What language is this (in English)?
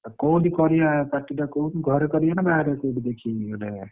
Odia